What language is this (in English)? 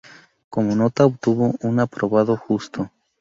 Spanish